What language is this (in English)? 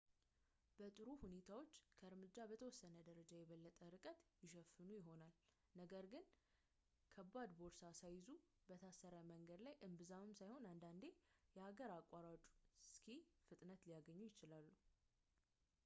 Amharic